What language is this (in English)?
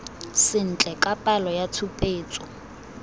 Tswana